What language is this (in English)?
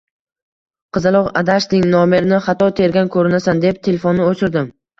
Uzbek